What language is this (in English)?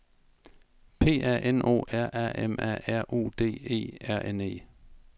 Danish